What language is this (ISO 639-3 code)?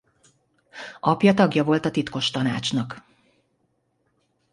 hun